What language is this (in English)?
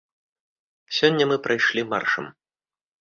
Belarusian